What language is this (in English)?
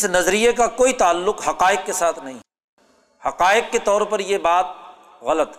Urdu